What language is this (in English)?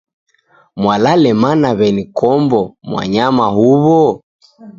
Taita